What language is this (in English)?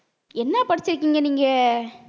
Tamil